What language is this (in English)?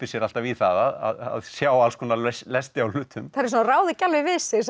Icelandic